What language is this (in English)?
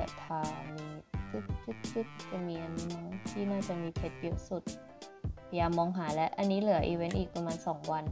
Thai